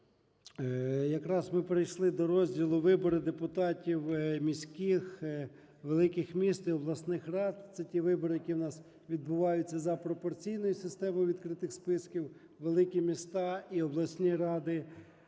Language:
Ukrainian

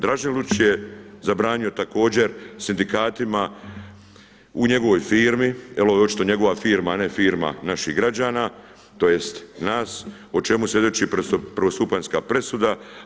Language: Croatian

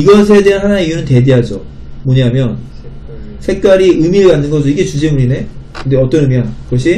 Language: Korean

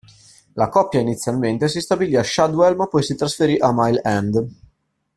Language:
Italian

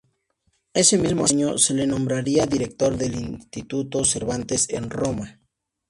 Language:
Spanish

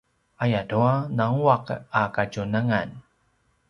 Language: Paiwan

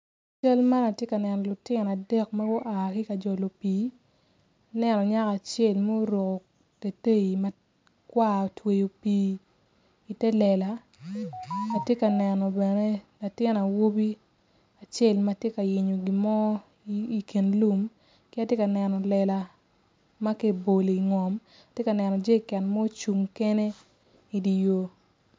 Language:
Acoli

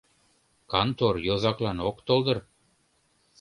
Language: Mari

